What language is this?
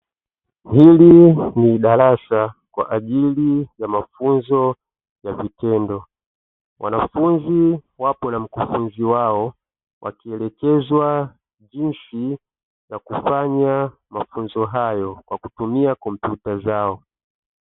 Swahili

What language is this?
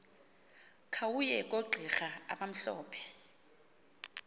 Xhosa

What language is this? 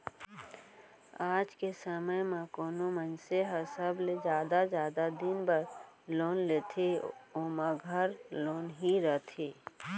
Chhattisgarhi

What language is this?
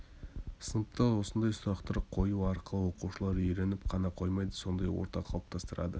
Kazakh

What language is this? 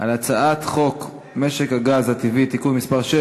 Hebrew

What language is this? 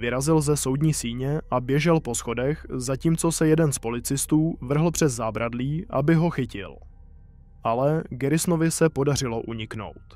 Czech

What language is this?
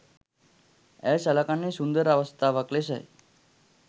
Sinhala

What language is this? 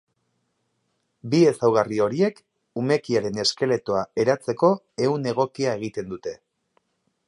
Basque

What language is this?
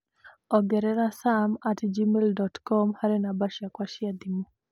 Kikuyu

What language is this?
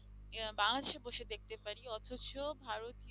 Bangla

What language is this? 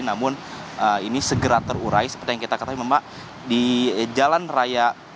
Indonesian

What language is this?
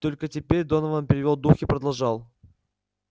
Russian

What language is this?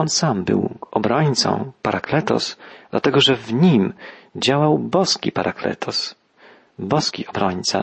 Polish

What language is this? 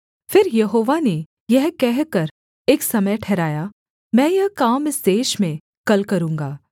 Hindi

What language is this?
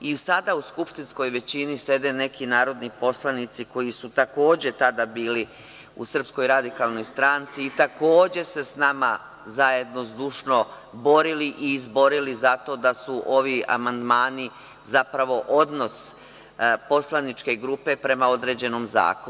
Serbian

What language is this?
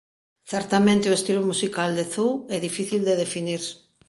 Galician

